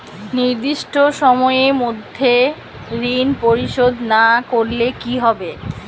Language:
Bangla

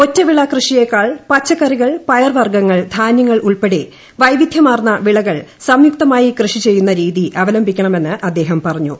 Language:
Malayalam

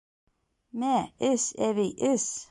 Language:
Bashkir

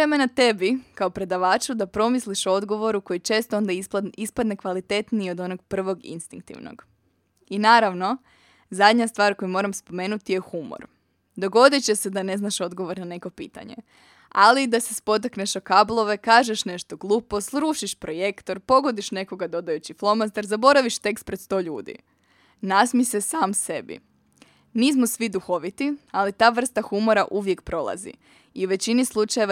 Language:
Croatian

